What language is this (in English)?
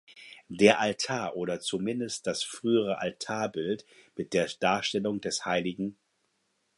German